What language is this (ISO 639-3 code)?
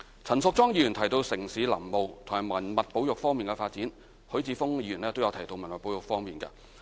yue